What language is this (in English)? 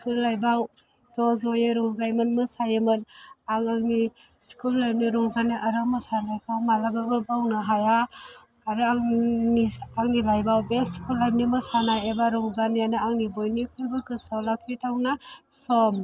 Bodo